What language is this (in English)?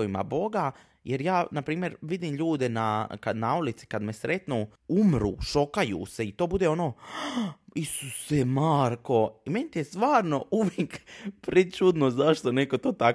Croatian